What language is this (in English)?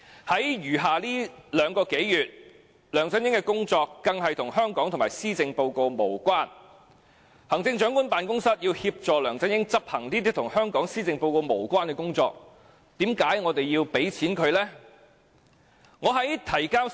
Cantonese